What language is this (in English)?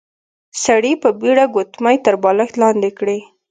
Pashto